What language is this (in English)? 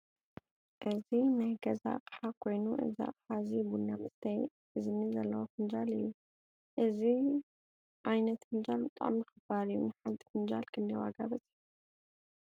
Tigrinya